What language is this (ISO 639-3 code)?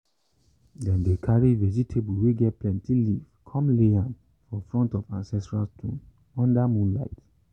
pcm